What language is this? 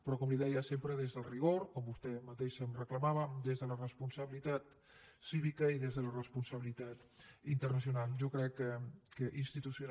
Catalan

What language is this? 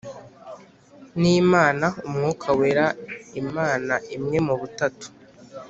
Kinyarwanda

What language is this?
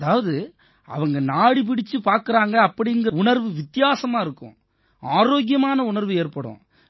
Tamil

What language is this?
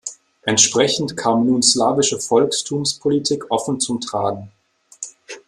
German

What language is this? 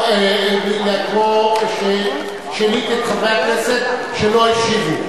Hebrew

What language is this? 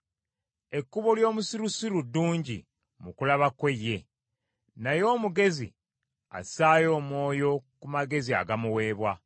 Ganda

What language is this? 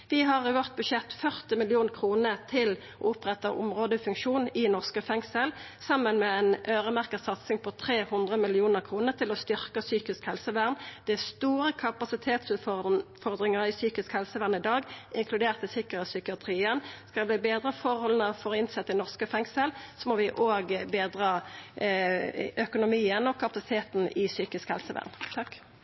Norwegian Nynorsk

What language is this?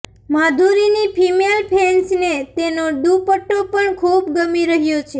Gujarati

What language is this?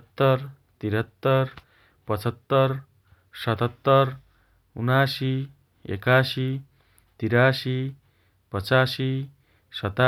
Dotyali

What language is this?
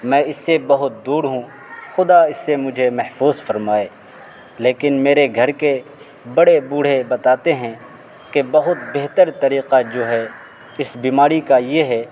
Urdu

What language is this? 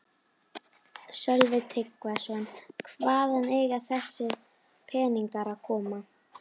Icelandic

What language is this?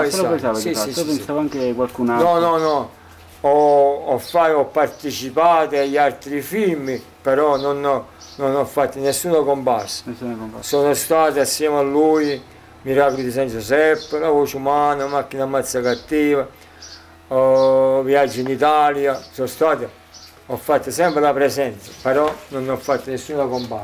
Italian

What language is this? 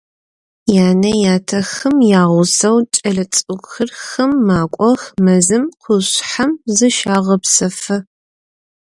Adyghe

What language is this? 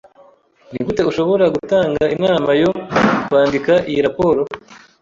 Kinyarwanda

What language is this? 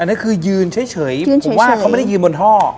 Thai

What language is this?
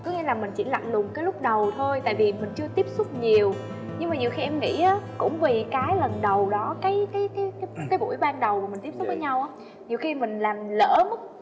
Vietnamese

